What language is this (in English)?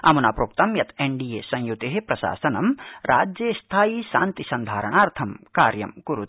Sanskrit